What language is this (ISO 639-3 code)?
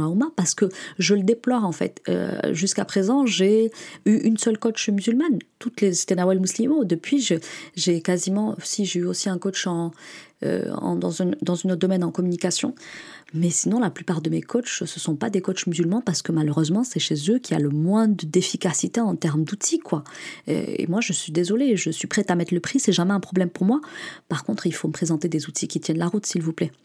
fra